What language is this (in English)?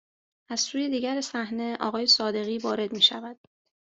Persian